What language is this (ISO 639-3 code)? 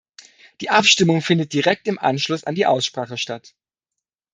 deu